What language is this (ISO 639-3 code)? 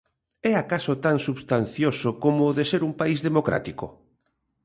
glg